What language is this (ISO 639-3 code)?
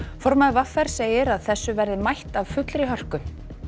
isl